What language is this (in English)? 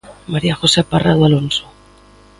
Galician